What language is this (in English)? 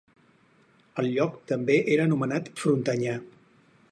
Catalan